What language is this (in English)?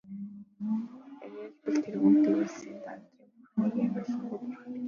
Mongolian